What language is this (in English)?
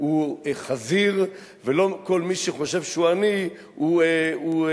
Hebrew